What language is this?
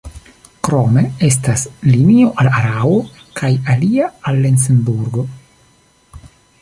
Esperanto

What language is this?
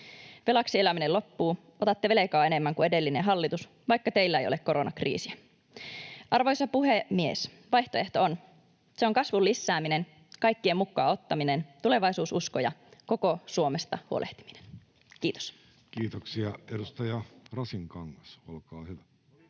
Finnish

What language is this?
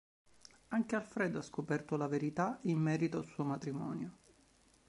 Italian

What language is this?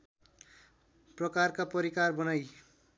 Nepali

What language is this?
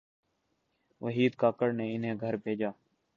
Urdu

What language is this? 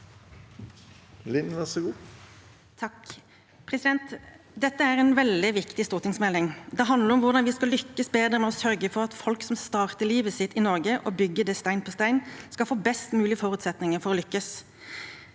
Norwegian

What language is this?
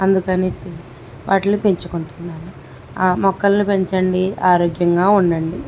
Telugu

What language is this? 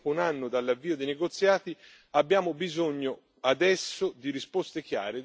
Italian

